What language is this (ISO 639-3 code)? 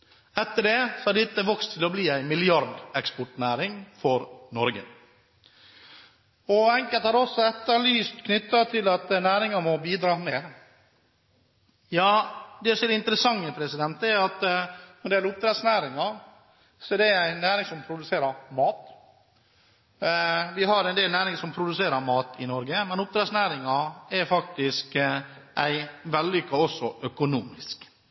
nob